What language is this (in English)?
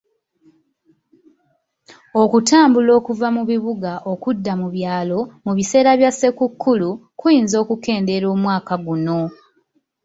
Ganda